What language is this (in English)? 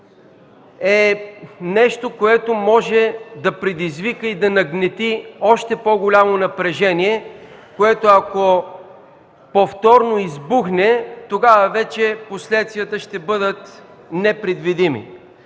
Bulgarian